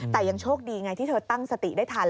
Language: Thai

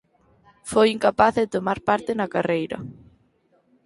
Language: Galician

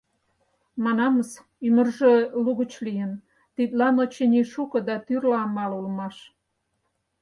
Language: Mari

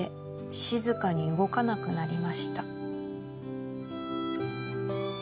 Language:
Japanese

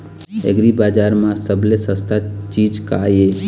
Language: Chhattisgarhi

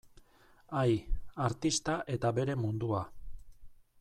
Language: Basque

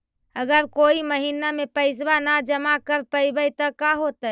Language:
Magahi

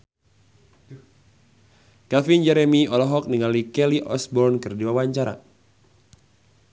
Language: Sundanese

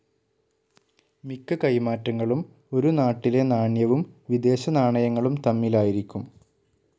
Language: Malayalam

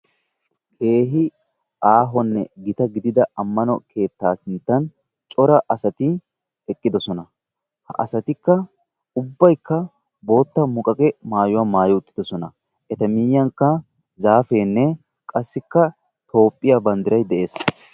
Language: Wolaytta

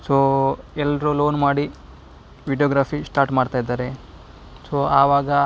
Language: Kannada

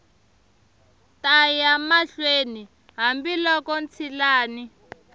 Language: Tsonga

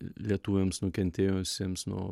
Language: Lithuanian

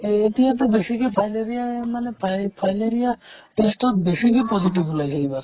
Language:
Assamese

